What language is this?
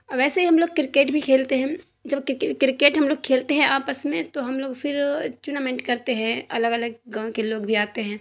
Urdu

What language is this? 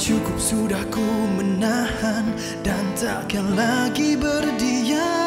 Malay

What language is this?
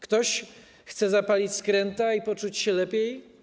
Polish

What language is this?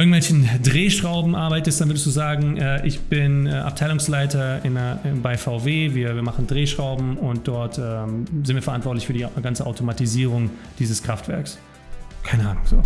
German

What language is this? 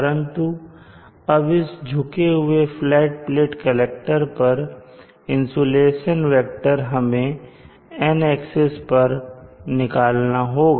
Hindi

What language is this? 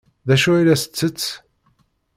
Kabyle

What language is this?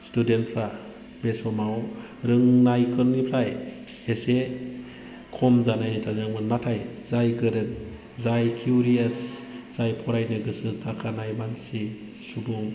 Bodo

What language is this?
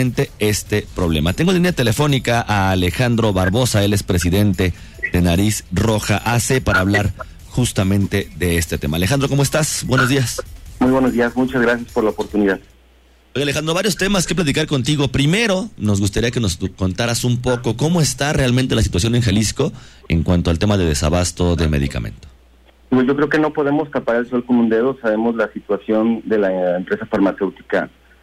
Spanish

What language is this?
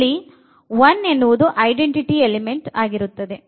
Kannada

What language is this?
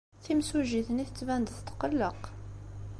Kabyle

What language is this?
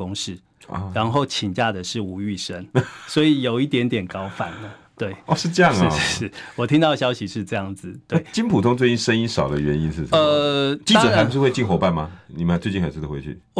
Chinese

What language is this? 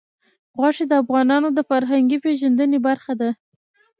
Pashto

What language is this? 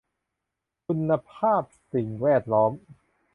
Thai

